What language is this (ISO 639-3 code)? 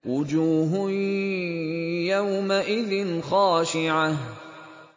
ara